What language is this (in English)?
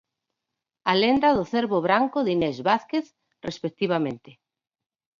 Galician